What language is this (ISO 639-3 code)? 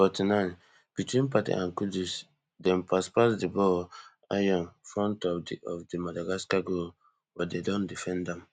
pcm